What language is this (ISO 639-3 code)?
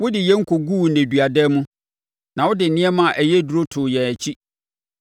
aka